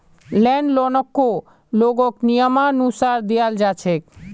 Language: Magahi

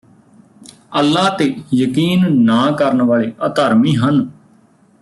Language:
Punjabi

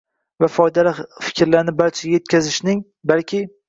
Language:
Uzbek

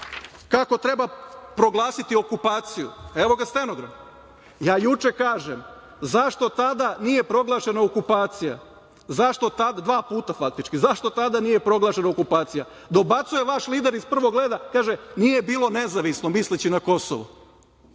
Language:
Serbian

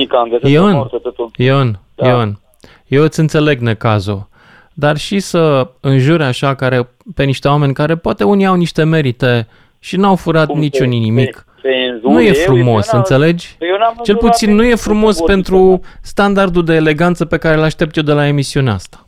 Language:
Romanian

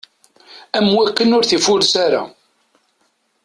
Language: Kabyle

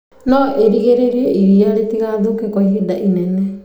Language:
Kikuyu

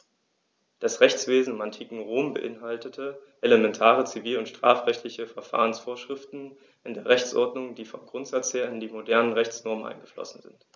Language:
German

